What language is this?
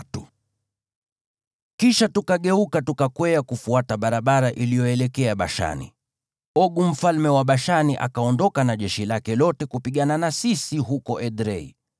Swahili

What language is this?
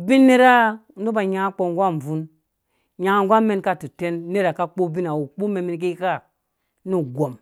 Dũya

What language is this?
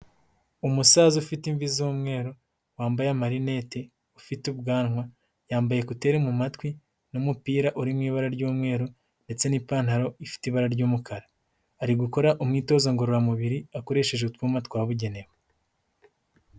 Kinyarwanda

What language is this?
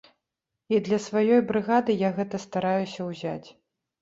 Belarusian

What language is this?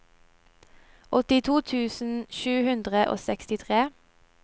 Norwegian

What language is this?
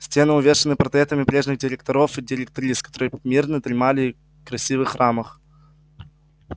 Russian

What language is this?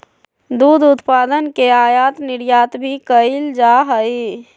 Magahi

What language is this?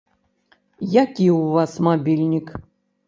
Belarusian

